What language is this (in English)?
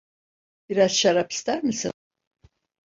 Turkish